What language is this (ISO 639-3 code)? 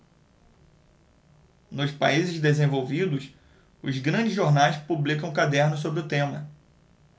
por